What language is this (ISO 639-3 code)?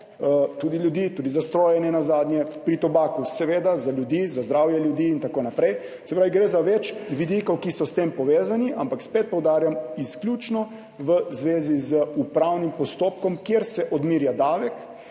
slv